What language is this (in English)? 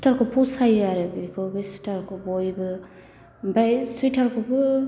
Bodo